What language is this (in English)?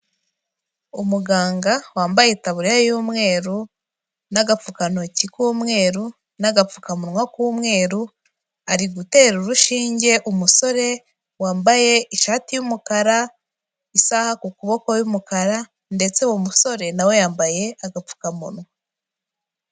Kinyarwanda